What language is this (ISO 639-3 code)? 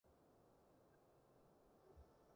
yue